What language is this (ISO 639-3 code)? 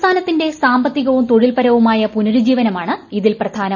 mal